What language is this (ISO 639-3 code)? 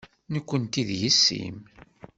kab